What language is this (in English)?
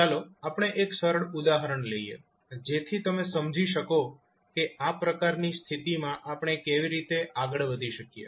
Gujarati